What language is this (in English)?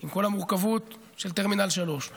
Hebrew